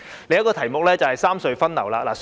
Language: Cantonese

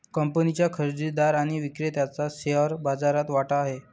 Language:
Marathi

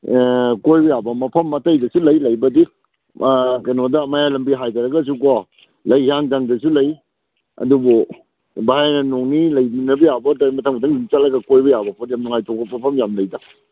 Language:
Manipuri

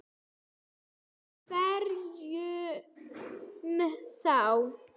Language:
Icelandic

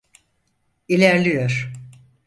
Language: Turkish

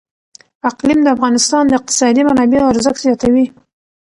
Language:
Pashto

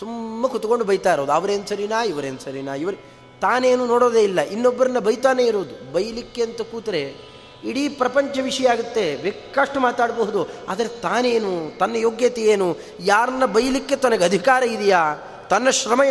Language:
Kannada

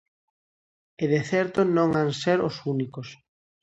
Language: Galician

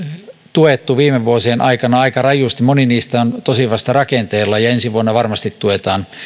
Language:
Finnish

